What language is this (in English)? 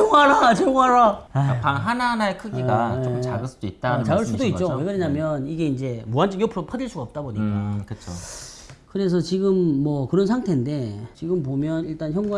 Korean